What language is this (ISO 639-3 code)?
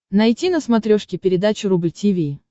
rus